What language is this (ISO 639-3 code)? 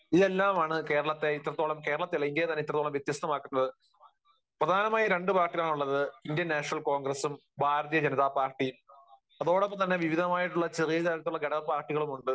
mal